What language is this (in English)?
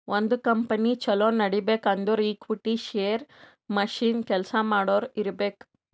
Kannada